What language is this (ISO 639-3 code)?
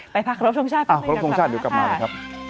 tha